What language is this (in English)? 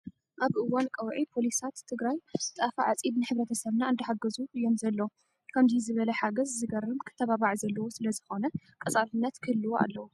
Tigrinya